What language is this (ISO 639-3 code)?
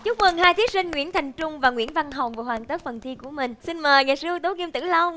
vie